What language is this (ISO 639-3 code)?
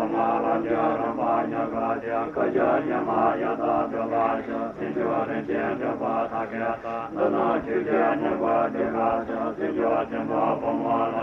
ita